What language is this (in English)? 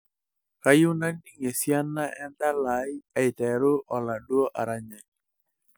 Masai